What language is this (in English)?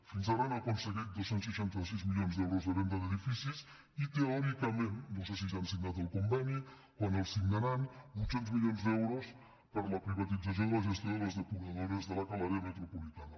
Catalan